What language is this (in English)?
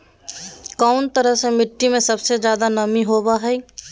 Magahi